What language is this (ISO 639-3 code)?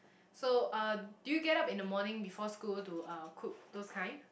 eng